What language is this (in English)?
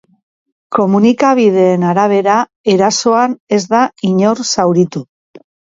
Basque